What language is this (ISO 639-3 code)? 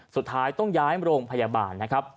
tha